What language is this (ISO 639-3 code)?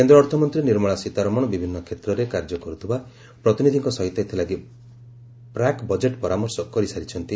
ori